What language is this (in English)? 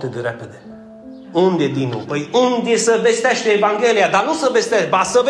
Romanian